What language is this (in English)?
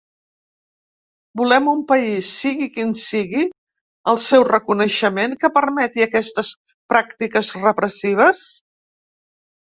Catalan